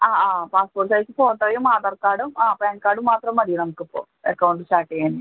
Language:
Malayalam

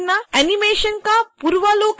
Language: Hindi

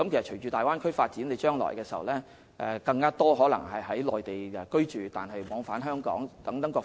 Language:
Cantonese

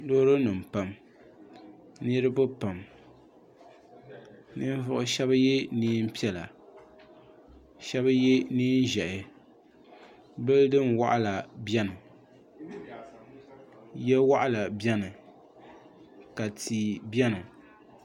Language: Dagbani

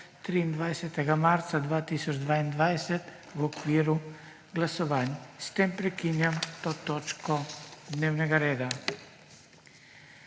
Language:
Slovenian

